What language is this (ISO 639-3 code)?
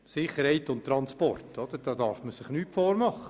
gsw